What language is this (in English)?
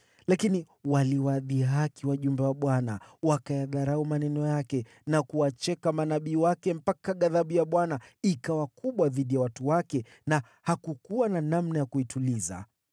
Swahili